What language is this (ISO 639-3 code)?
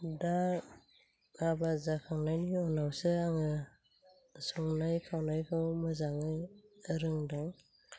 brx